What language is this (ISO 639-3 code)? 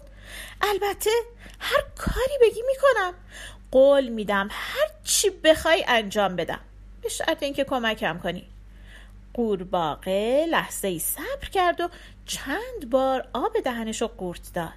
fas